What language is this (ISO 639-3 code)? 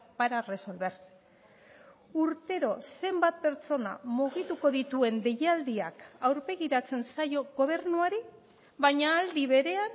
eus